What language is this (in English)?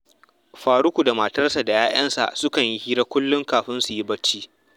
Hausa